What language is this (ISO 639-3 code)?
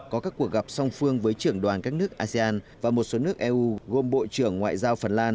vie